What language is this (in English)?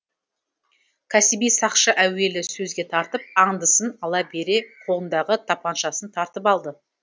Kazakh